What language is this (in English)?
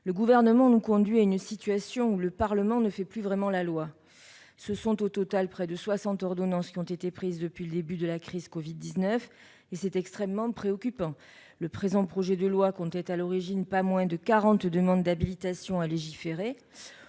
French